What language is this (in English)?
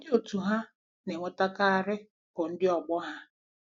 Igbo